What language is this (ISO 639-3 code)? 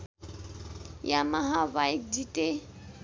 nep